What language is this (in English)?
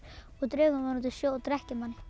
Icelandic